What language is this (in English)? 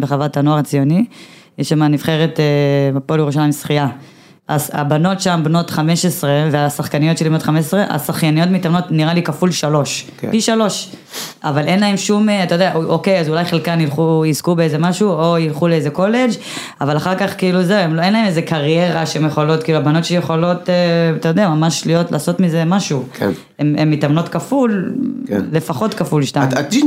Hebrew